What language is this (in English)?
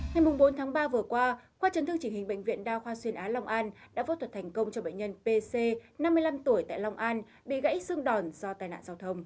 Vietnamese